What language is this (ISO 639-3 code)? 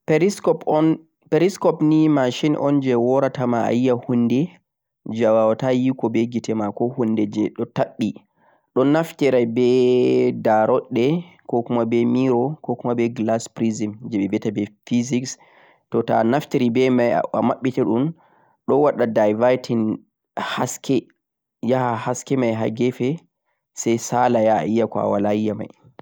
fuq